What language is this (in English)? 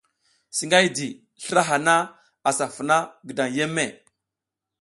South Giziga